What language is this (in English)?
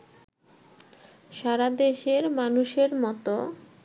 Bangla